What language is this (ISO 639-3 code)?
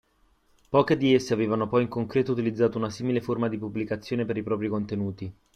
ita